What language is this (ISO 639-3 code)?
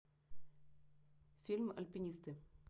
rus